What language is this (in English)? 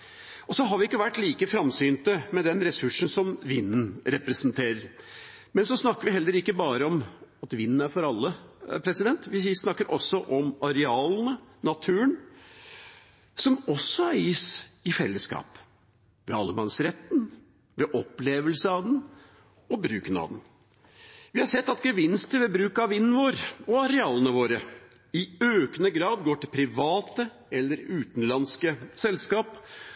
Norwegian Bokmål